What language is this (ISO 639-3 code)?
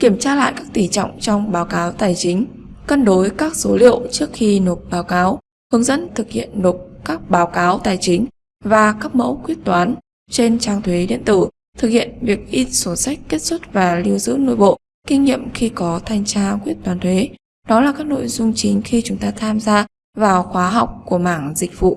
vie